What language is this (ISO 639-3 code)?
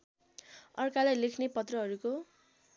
nep